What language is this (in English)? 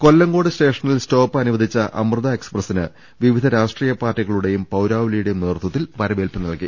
Malayalam